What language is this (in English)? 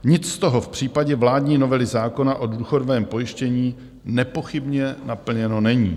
Czech